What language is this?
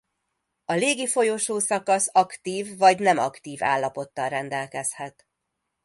Hungarian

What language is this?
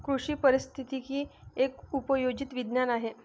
Marathi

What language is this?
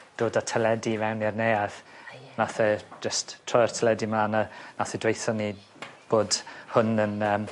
Welsh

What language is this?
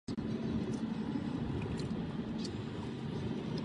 Czech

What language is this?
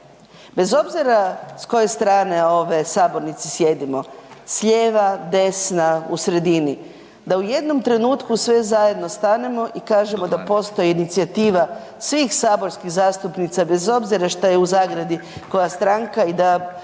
Croatian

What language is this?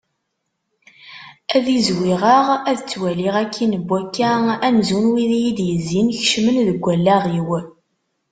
Kabyle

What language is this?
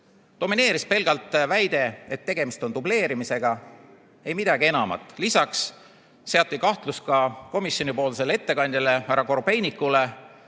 Estonian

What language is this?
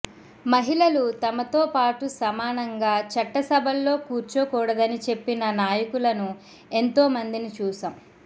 Telugu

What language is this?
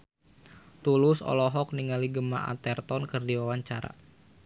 Sundanese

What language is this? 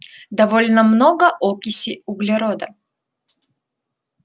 Russian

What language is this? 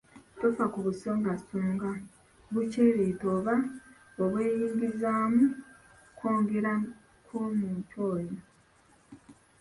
Ganda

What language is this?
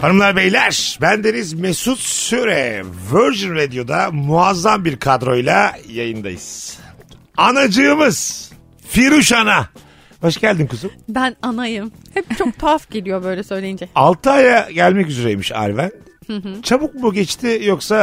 Turkish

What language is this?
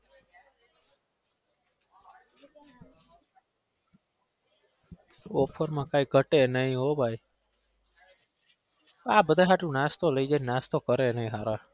Gujarati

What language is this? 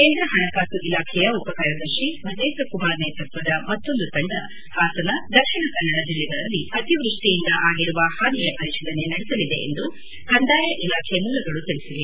Kannada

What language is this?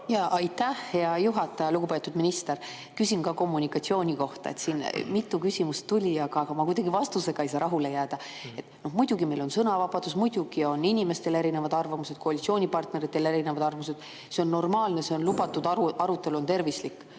Estonian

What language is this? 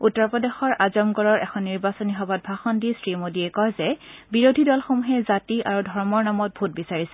Assamese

